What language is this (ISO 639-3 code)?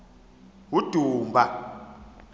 xho